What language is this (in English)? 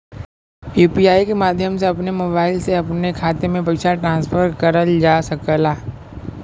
Bhojpuri